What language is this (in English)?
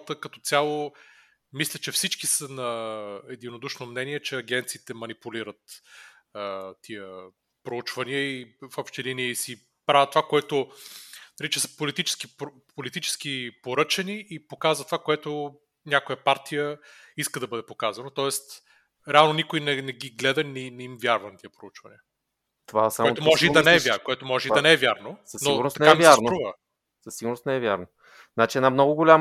Bulgarian